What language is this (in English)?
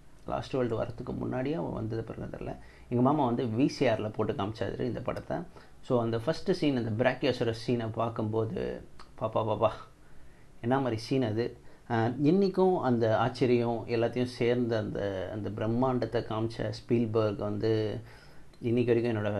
Tamil